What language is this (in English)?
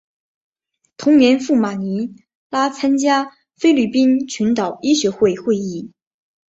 Chinese